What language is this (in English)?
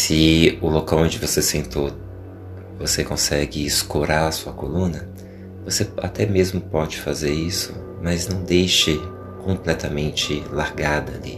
Portuguese